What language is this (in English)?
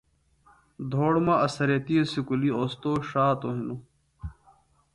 Phalura